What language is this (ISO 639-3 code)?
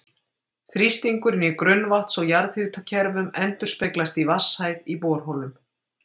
isl